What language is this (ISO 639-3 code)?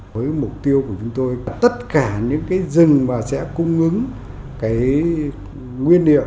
vie